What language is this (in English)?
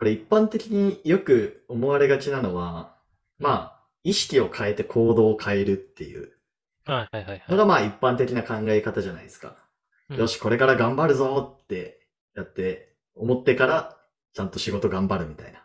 Japanese